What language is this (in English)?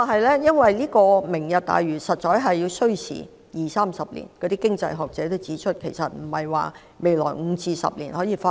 Cantonese